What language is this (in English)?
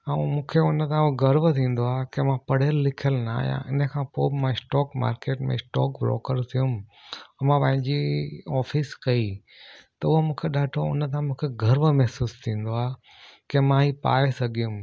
Sindhi